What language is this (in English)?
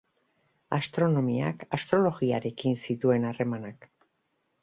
Basque